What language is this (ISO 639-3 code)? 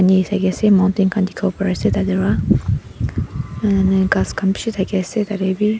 nag